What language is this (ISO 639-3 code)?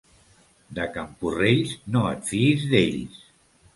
cat